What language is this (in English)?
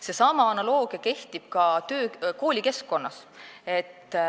Estonian